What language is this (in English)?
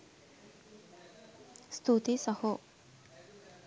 Sinhala